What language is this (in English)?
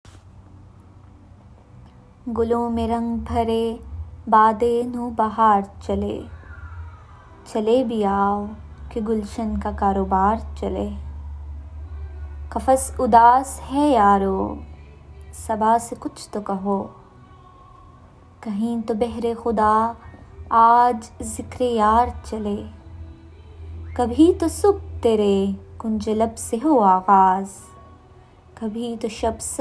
Urdu